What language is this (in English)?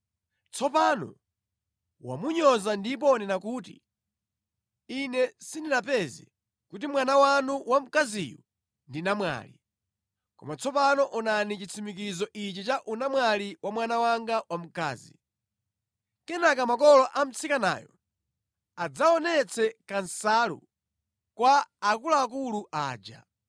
Nyanja